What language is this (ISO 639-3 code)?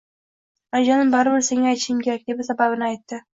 uzb